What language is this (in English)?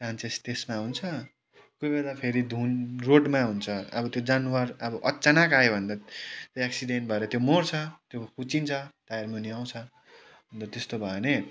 Nepali